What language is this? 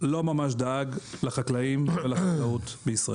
Hebrew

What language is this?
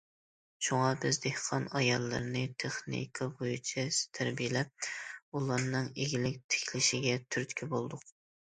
Uyghur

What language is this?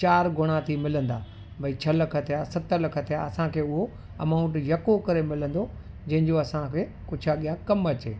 Sindhi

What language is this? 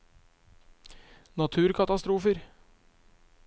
Norwegian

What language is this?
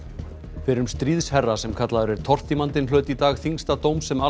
Icelandic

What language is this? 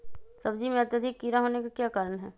Magahi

